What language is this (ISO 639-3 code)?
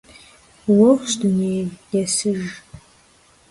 kbd